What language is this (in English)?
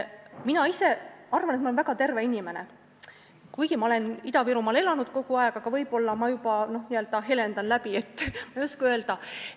Estonian